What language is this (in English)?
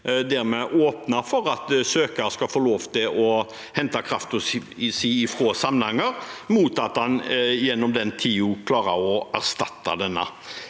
Norwegian